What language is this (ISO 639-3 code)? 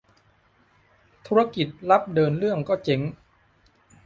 tha